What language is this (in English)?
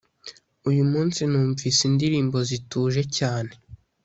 Kinyarwanda